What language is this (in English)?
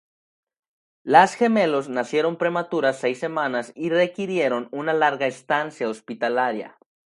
Spanish